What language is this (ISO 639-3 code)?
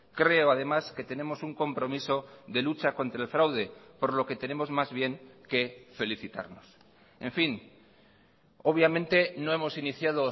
spa